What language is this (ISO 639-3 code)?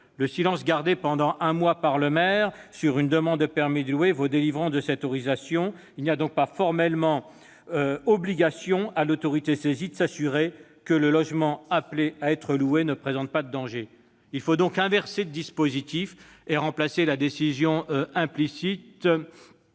fra